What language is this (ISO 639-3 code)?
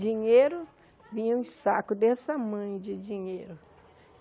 por